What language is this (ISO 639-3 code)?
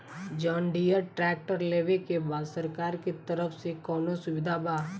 bho